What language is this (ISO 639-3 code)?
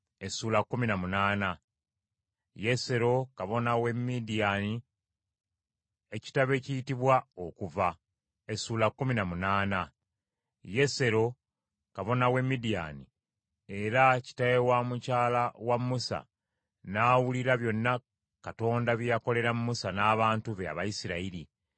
lug